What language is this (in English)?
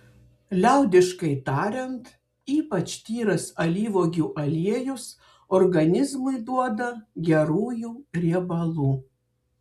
Lithuanian